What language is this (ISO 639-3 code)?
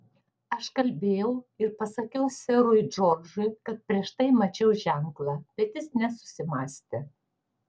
lit